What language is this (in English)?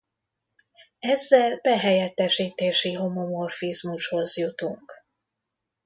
Hungarian